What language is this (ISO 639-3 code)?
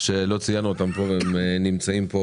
heb